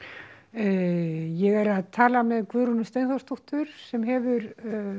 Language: Icelandic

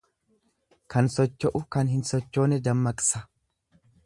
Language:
Oromo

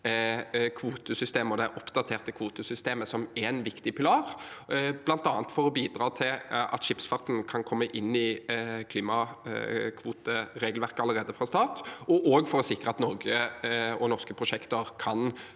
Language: Norwegian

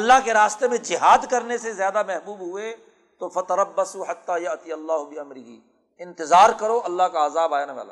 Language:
Urdu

